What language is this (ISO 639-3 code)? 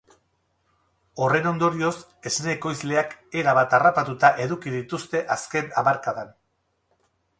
eus